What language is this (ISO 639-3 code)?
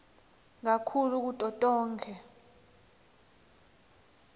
ssw